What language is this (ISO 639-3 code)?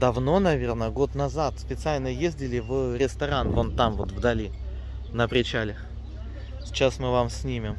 rus